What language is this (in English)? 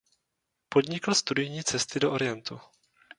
Czech